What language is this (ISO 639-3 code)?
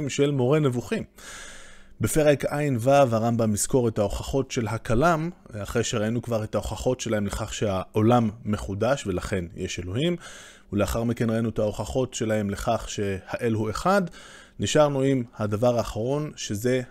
heb